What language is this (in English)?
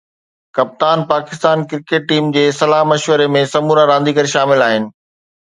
Sindhi